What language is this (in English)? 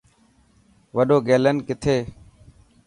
Dhatki